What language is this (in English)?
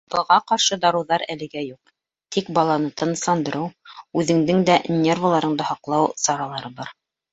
Bashkir